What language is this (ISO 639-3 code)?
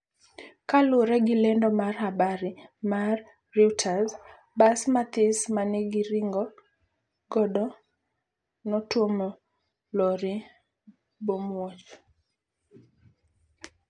luo